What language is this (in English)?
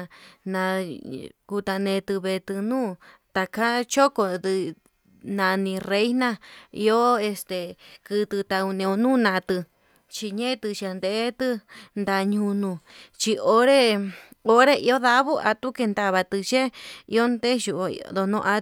Yutanduchi Mixtec